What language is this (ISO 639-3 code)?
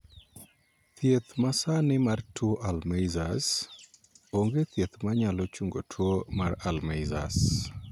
luo